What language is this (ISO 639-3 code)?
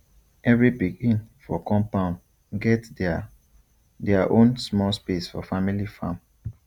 pcm